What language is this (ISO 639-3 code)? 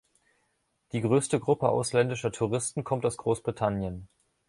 deu